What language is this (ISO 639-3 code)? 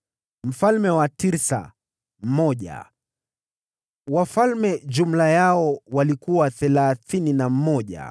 swa